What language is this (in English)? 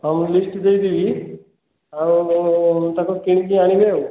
Odia